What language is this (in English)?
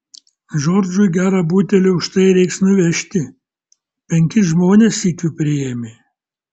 Lithuanian